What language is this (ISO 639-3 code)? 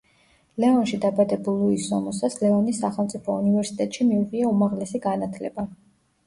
kat